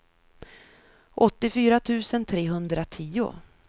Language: Swedish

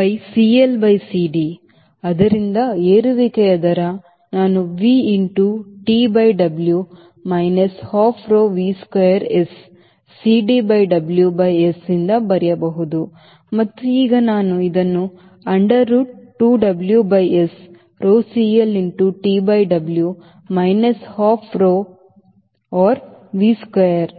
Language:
Kannada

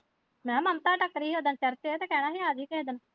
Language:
Punjabi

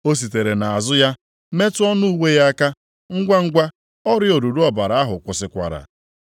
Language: Igbo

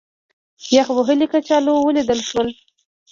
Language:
Pashto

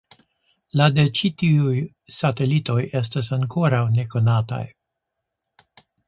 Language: Esperanto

